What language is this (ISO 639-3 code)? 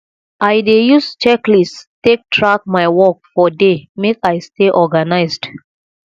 pcm